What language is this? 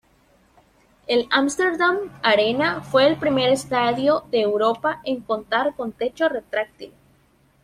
Spanish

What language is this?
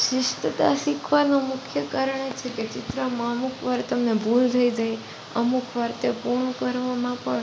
Gujarati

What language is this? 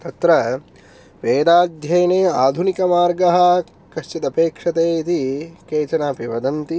Sanskrit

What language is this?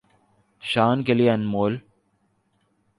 Urdu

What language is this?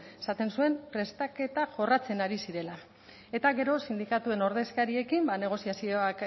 Basque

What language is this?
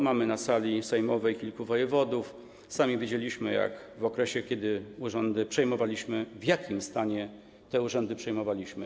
Polish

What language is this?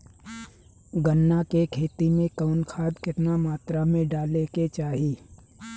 Bhojpuri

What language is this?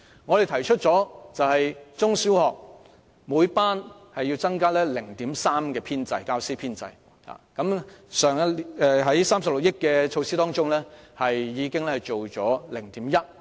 Cantonese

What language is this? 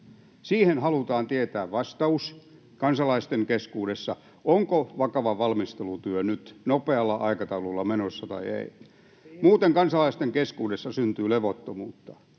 Finnish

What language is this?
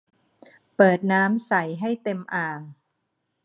Thai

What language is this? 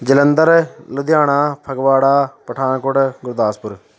Punjabi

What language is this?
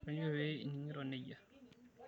Masai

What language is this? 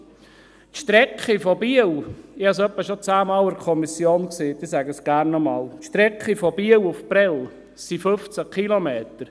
Swiss German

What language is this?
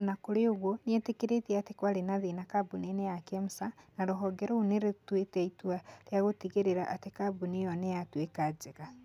Kikuyu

